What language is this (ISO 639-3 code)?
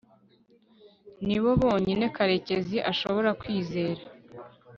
kin